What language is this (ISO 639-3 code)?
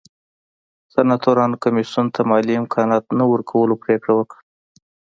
pus